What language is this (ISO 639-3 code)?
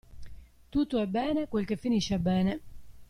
ita